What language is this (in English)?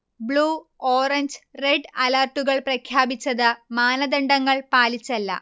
Malayalam